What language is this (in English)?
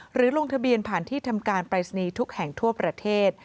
Thai